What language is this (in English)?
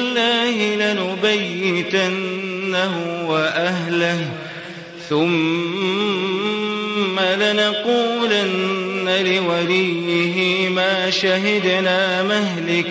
Arabic